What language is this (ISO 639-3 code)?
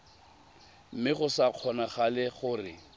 tsn